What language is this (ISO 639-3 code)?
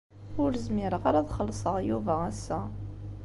kab